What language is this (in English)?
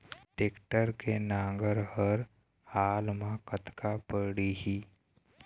Chhattisgarhi